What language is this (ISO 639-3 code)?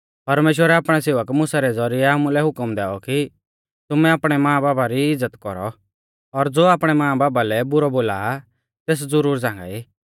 bfz